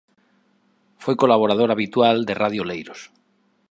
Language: Galician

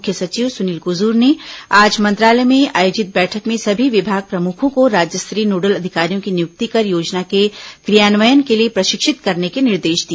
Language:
Hindi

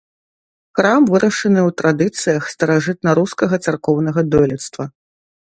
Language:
Belarusian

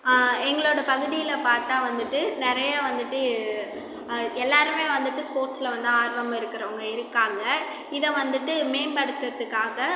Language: Tamil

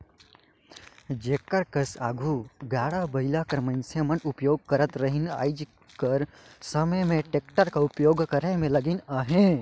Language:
Chhattisgarhi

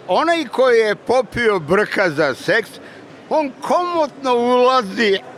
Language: Bulgarian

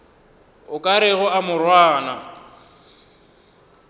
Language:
Northern Sotho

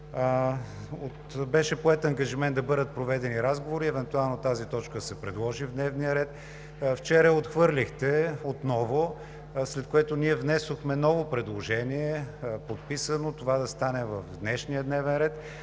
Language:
Bulgarian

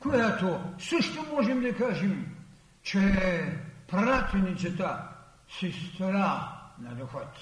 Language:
Bulgarian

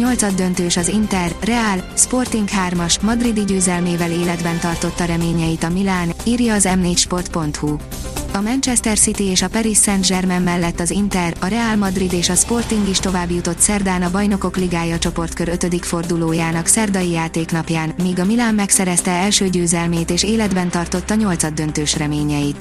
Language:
Hungarian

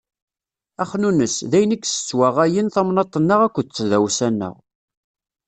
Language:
Kabyle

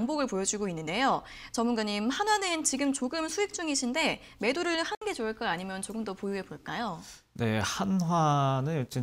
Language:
Korean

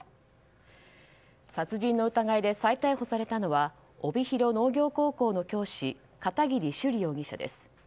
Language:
Japanese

